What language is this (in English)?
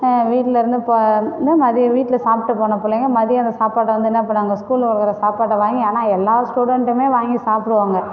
Tamil